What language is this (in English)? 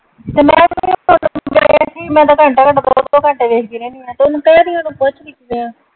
Punjabi